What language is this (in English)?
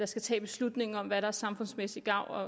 Danish